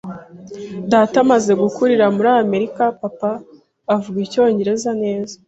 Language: Kinyarwanda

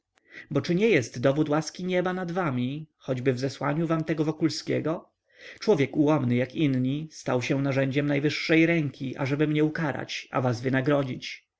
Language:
Polish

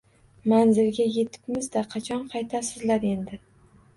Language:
Uzbek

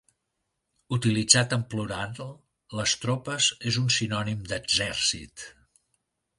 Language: Catalan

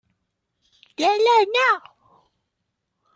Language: Chinese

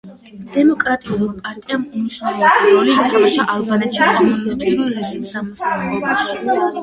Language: Georgian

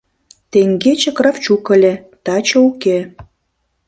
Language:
Mari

